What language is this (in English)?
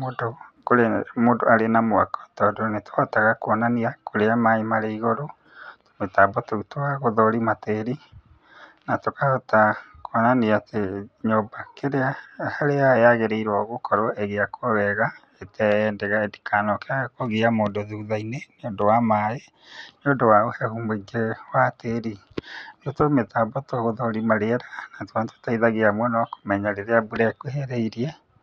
Kikuyu